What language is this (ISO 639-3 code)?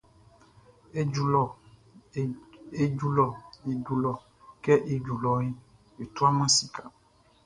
bci